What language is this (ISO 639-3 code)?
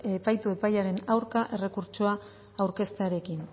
eus